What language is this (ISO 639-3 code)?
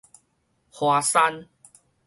nan